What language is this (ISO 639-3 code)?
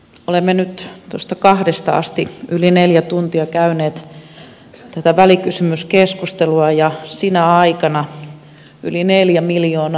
fin